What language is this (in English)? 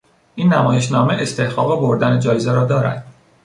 Persian